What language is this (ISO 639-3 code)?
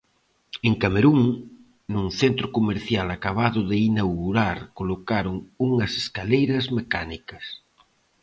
glg